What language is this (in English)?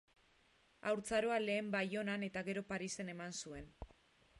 Basque